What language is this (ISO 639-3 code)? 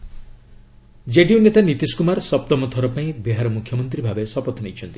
ori